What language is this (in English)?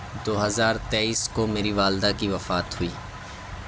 Urdu